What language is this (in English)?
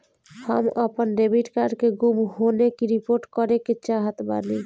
Bhojpuri